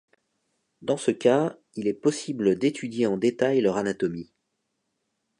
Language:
French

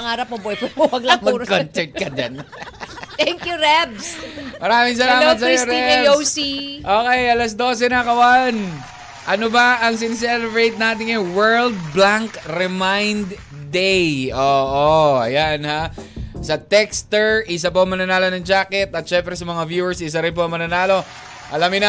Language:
Filipino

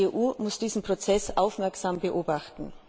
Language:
German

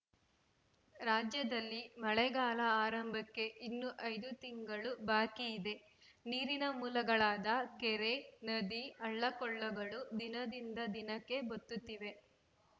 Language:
Kannada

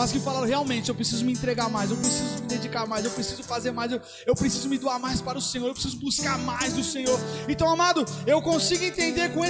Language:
Portuguese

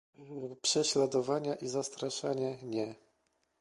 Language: Polish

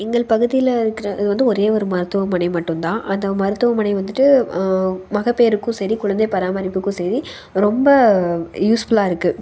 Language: Tamil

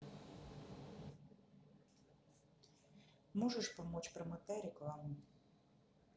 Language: Russian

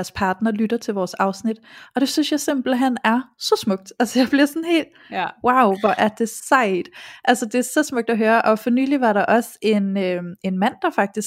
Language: Danish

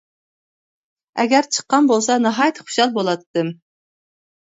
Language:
Uyghur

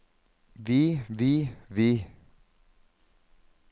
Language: Norwegian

